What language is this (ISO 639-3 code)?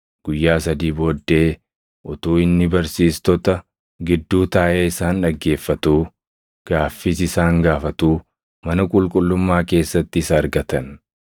orm